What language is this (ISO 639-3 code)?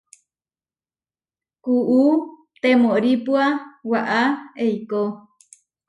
var